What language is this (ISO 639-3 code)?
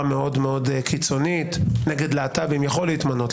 heb